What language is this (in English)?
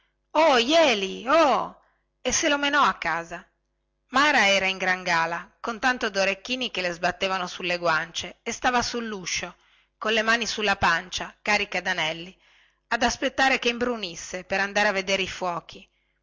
Italian